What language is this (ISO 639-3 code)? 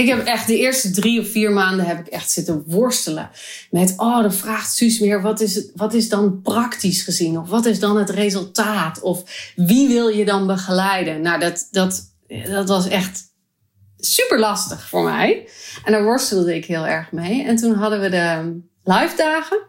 nld